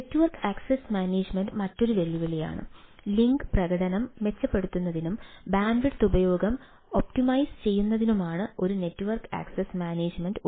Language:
Malayalam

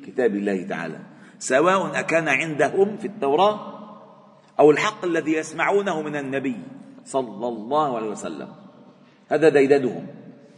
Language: Arabic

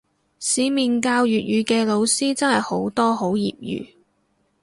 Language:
Cantonese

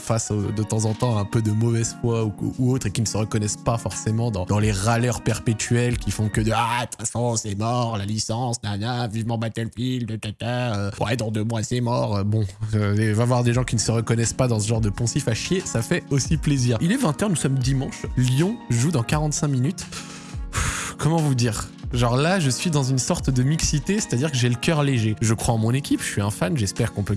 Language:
French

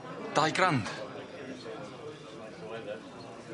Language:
Welsh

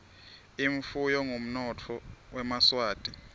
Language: Swati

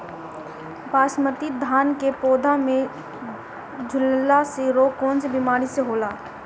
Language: Bhojpuri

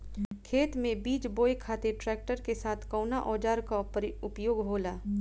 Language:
Bhojpuri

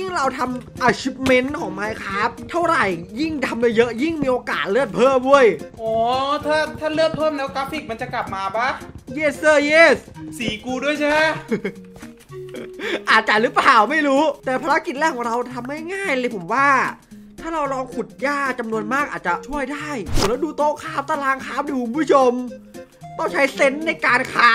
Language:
Thai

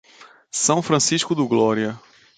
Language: Portuguese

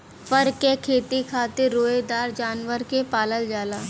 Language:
Bhojpuri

